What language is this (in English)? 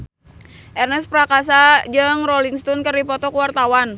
Sundanese